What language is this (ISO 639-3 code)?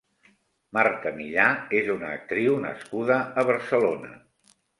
cat